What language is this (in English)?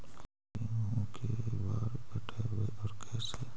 Magahi